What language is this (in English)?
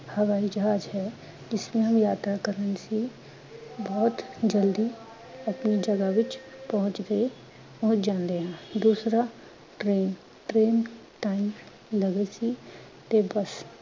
Punjabi